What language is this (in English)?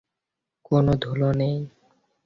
Bangla